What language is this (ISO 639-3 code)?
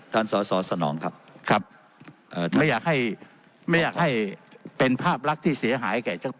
tha